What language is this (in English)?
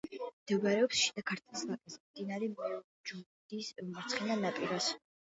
Georgian